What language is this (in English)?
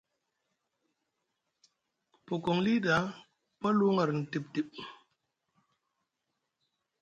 Musgu